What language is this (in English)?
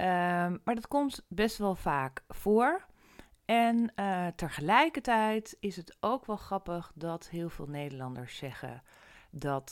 Dutch